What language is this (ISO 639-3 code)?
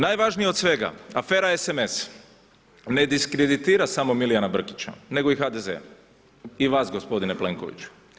hrv